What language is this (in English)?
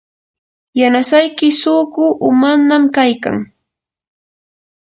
Yanahuanca Pasco Quechua